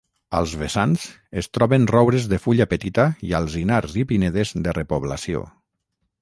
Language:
Catalan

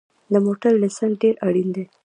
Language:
Pashto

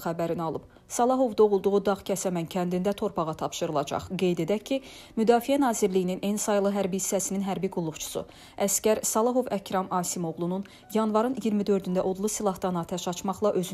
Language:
Turkish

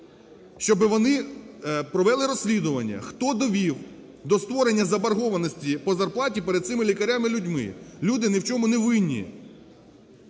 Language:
Ukrainian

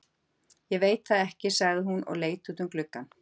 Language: Icelandic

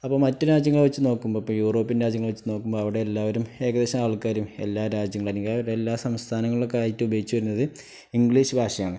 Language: Malayalam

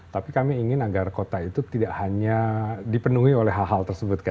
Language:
Indonesian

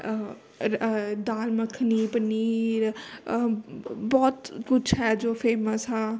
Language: Punjabi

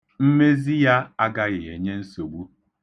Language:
Igbo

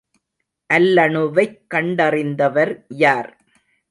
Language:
Tamil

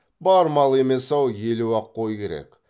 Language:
Kazakh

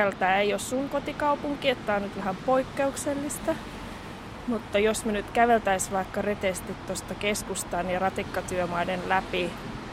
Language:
Finnish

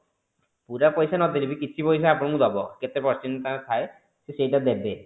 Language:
Odia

